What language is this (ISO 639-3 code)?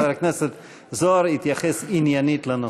heb